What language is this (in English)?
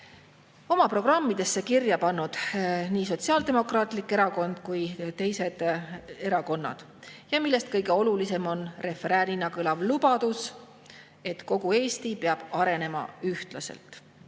Estonian